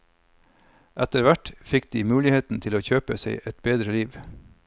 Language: Norwegian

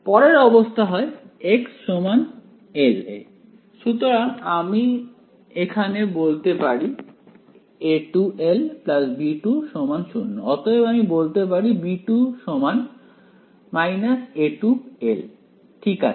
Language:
Bangla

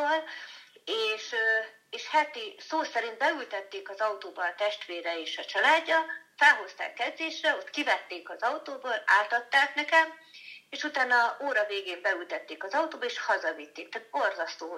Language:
Hungarian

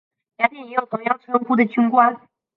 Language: Chinese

